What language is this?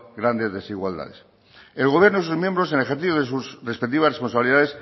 Spanish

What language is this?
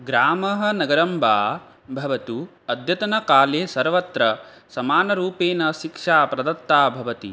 Sanskrit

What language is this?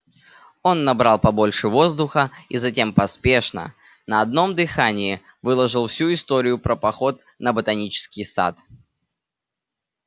Russian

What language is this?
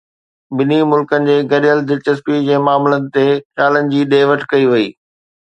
Sindhi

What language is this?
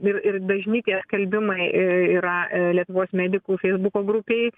Lithuanian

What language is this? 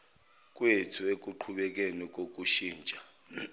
Zulu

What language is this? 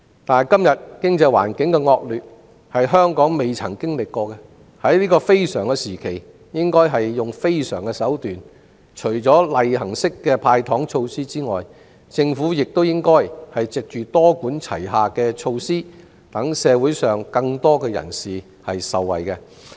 Cantonese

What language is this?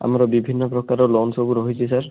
Odia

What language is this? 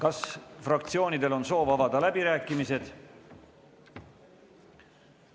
Estonian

